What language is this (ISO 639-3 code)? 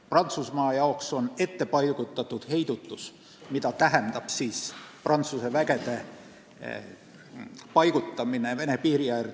est